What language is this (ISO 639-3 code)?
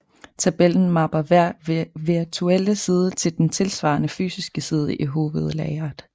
dan